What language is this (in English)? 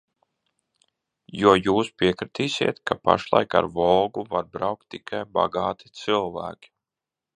Latvian